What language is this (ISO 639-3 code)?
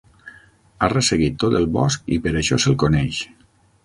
cat